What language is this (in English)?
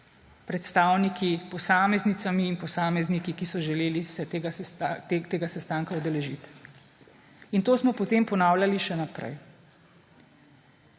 Slovenian